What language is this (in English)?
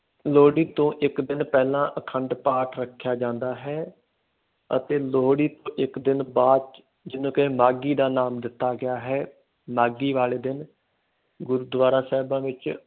Punjabi